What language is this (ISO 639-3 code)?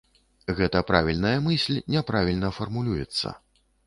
bel